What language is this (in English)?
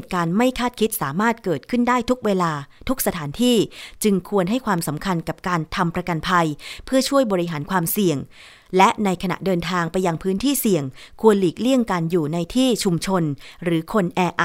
Thai